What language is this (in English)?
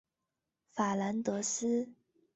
Chinese